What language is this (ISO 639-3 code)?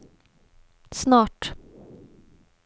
swe